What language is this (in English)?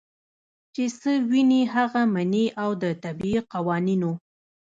Pashto